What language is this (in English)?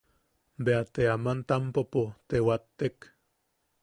Yaqui